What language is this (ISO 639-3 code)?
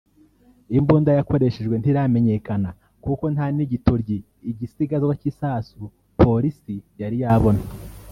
kin